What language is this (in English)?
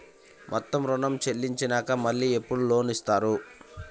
Telugu